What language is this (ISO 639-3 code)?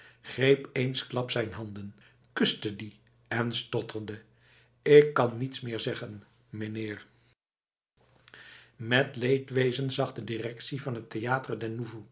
nld